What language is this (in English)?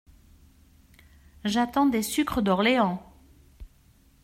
French